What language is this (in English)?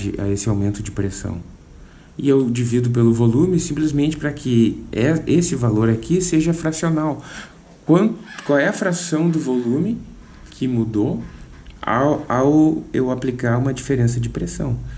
Portuguese